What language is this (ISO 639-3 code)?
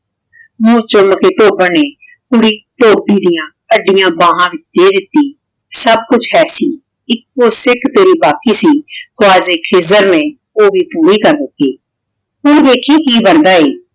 pan